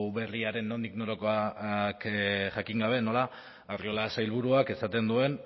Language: Basque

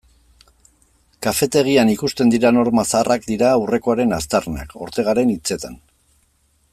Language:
Basque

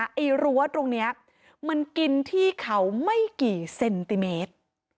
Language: Thai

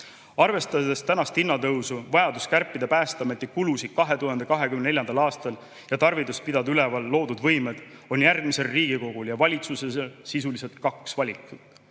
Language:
Estonian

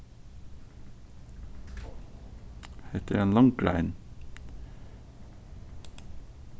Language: Faroese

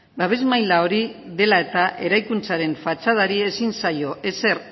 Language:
Basque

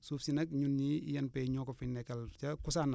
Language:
Wolof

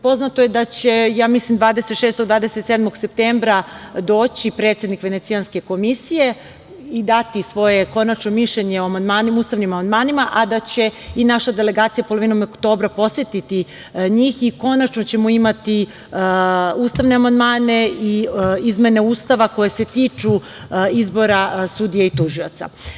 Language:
Serbian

